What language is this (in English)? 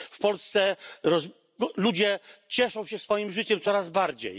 Polish